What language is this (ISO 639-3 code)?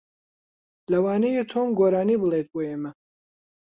ckb